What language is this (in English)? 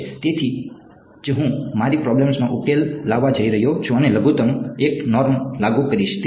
Gujarati